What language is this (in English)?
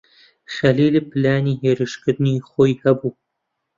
Central Kurdish